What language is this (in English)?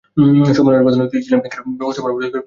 Bangla